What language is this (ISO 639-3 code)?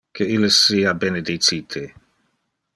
ina